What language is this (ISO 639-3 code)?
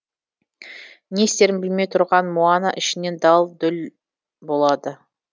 kaz